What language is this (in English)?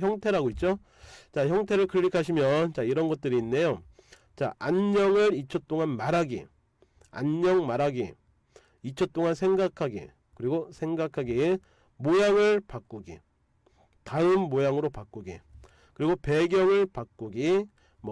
Korean